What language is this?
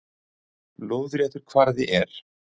Icelandic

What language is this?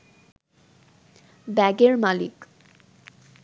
Bangla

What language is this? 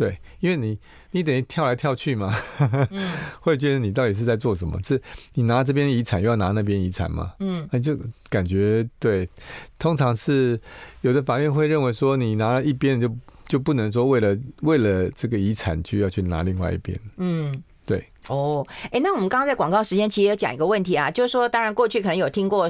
Chinese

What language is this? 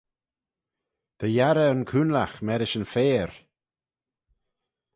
Manx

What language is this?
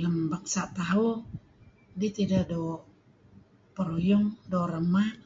Kelabit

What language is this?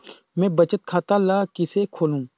Chhattisgarhi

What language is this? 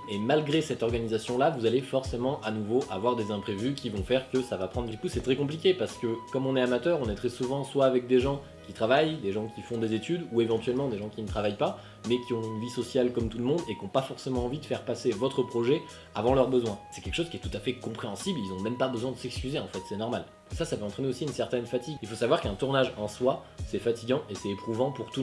French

